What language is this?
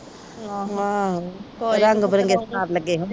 Punjabi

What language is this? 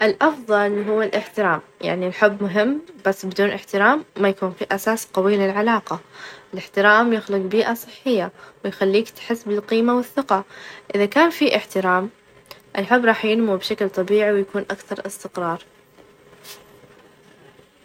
Najdi Arabic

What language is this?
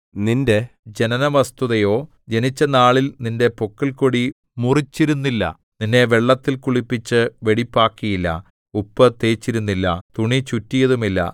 Malayalam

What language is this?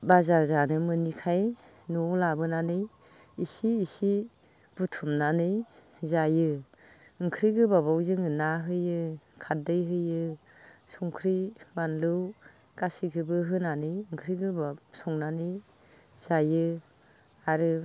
Bodo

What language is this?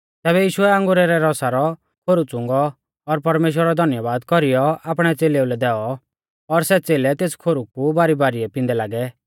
Mahasu Pahari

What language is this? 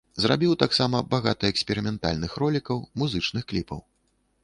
Belarusian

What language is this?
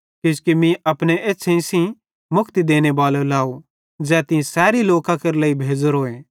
Bhadrawahi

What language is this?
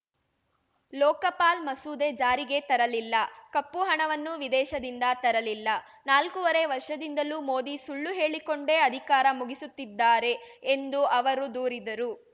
Kannada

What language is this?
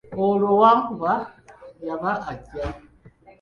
Ganda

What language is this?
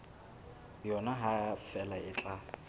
Southern Sotho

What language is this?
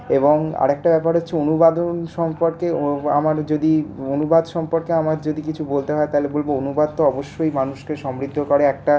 Bangla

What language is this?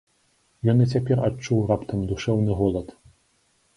Belarusian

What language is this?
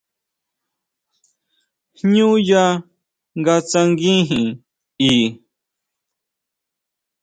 Huautla Mazatec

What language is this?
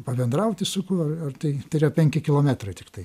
Lithuanian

